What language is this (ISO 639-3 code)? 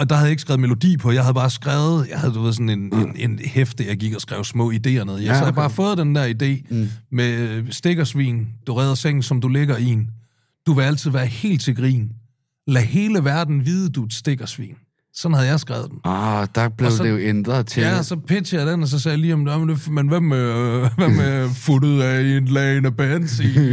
dan